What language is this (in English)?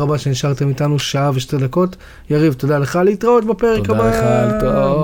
Hebrew